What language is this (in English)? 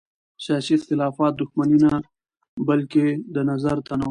Pashto